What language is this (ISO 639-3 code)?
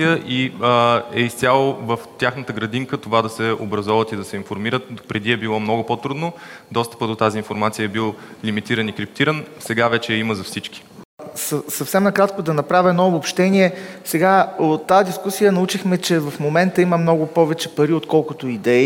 bul